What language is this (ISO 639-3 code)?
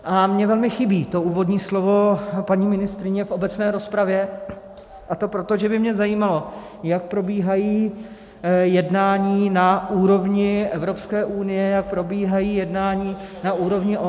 ces